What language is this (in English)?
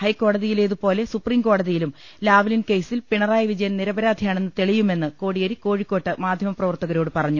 Malayalam